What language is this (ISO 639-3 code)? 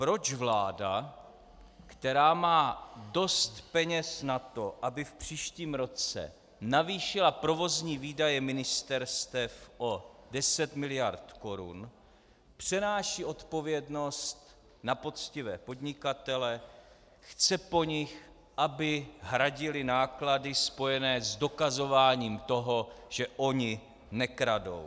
ces